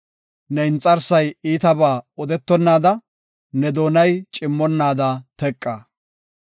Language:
Gofa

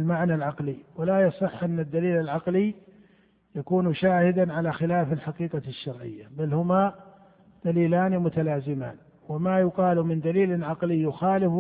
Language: Arabic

